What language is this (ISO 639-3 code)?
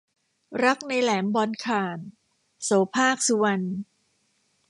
tha